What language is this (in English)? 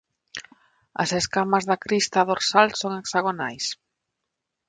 Galician